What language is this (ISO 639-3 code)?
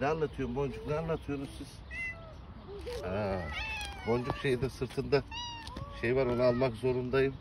tur